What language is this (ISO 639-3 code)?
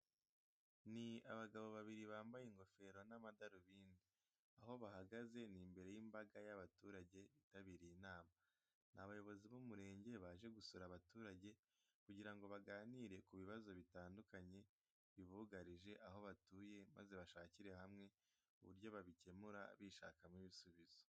kin